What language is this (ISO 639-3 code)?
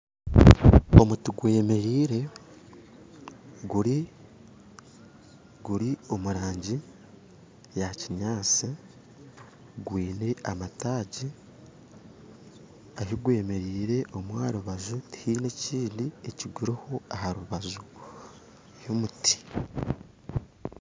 nyn